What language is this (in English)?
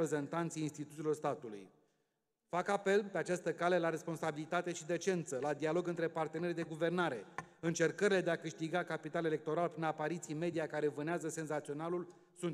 Romanian